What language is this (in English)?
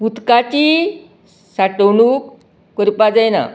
Konkani